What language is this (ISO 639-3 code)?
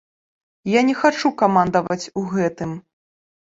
bel